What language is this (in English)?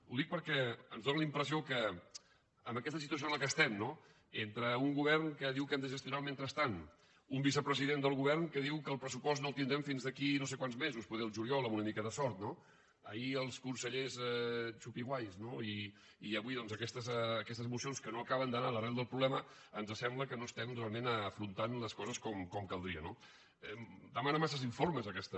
Catalan